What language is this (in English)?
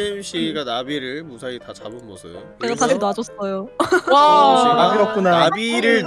Korean